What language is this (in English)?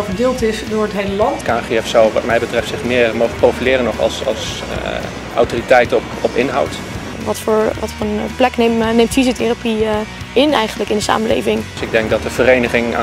Dutch